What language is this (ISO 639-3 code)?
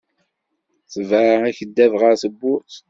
kab